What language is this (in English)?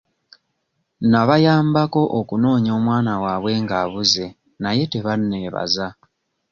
Ganda